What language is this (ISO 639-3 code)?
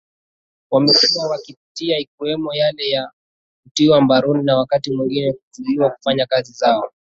swa